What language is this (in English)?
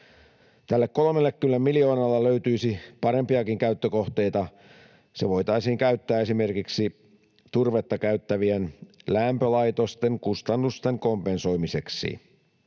Finnish